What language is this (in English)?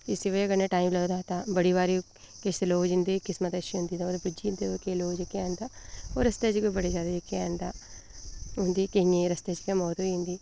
Dogri